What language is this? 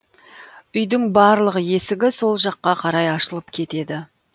Kazakh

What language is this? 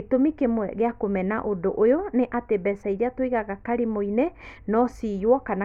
Kikuyu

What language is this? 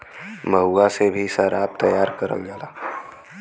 Bhojpuri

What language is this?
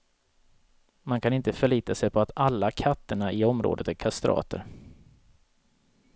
Swedish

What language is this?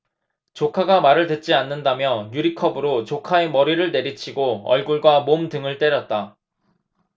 Korean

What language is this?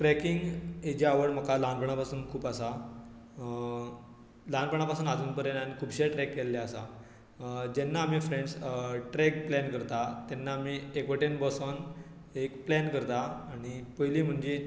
Konkani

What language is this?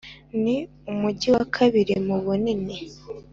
Kinyarwanda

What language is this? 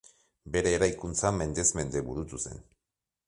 Basque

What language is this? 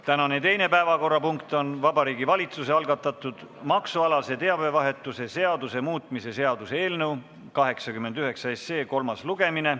Estonian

